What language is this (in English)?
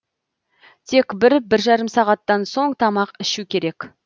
Kazakh